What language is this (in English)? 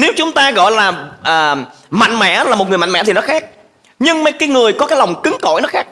Vietnamese